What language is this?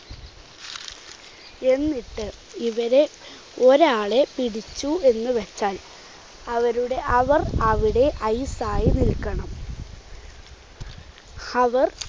Malayalam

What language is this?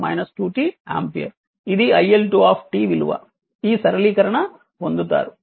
Telugu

